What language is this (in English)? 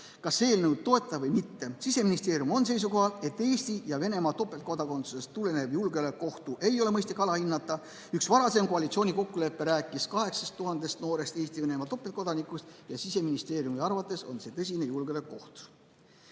Estonian